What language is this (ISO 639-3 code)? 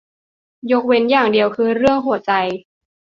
tha